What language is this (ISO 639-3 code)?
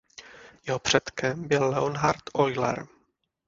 ces